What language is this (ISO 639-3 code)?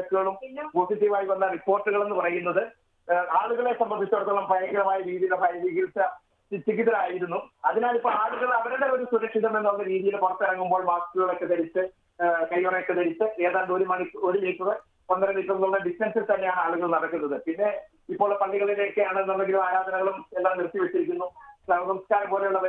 mal